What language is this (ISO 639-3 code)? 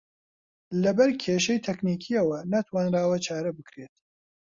ckb